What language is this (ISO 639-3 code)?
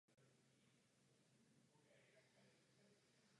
ces